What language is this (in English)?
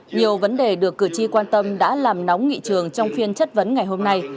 Vietnamese